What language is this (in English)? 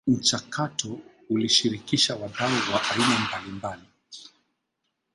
Swahili